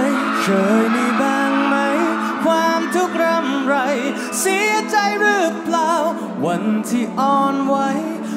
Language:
Thai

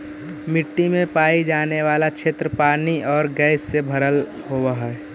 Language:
Magahi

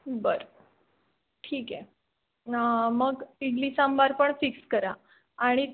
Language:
Marathi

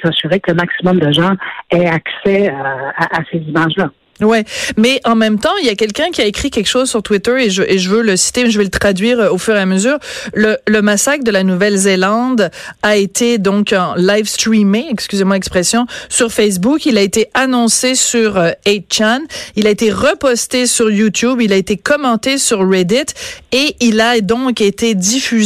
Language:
French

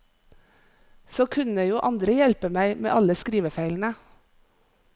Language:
Norwegian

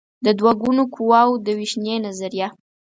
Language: Pashto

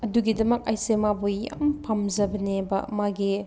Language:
Manipuri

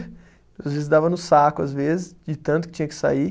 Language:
Portuguese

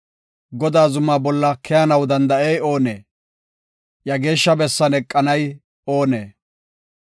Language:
Gofa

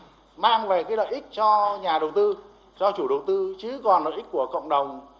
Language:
Vietnamese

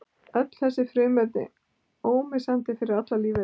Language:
Icelandic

